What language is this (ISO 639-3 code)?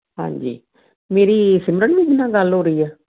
pan